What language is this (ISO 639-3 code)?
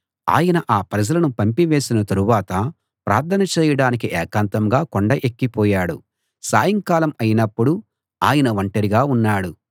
tel